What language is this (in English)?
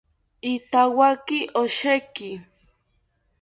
South Ucayali Ashéninka